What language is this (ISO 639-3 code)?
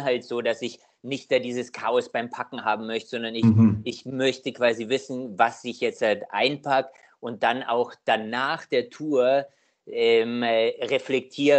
deu